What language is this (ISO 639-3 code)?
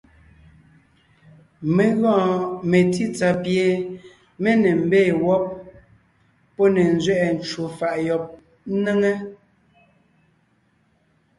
nnh